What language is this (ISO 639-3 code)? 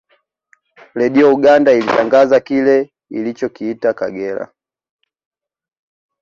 swa